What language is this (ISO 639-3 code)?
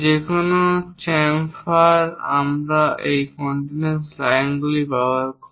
ben